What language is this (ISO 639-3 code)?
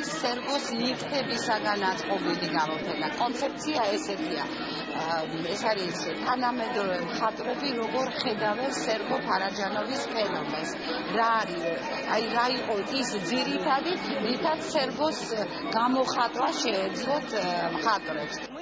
ita